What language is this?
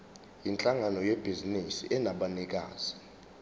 Zulu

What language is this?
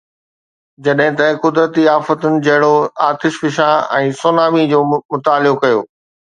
Sindhi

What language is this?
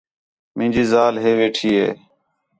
Khetrani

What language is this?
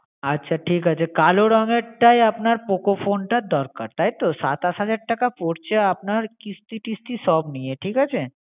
Bangla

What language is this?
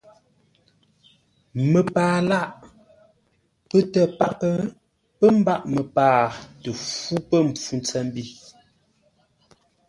Ngombale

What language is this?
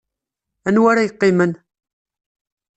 Kabyle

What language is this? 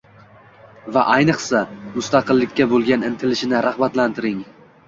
Uzbek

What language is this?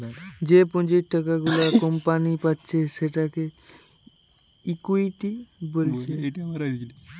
Bangla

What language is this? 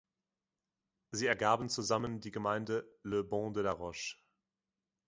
German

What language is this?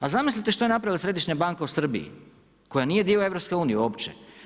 Croatian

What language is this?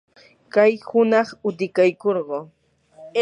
Yanahuanca Pasco Quechua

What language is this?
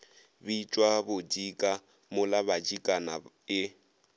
Northern Sotho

